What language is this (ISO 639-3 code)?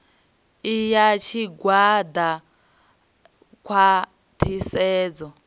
ven